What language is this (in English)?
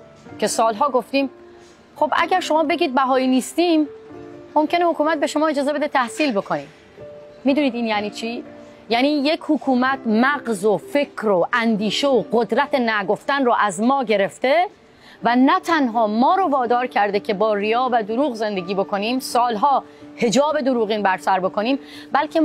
Persian